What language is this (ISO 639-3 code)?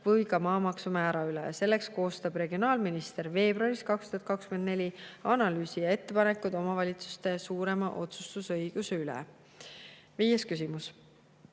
est